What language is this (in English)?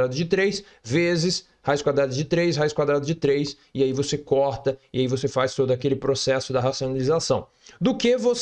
Portuguese